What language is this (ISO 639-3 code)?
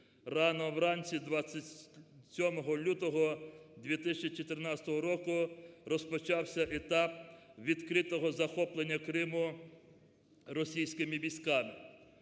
ukr